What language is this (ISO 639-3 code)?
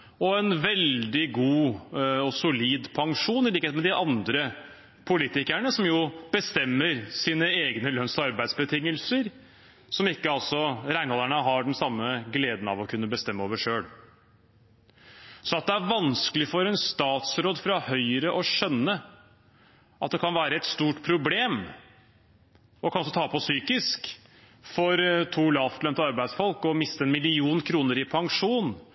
nob